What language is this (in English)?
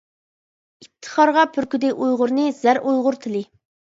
Uyghur